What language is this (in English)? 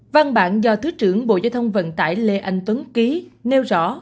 Vietnamese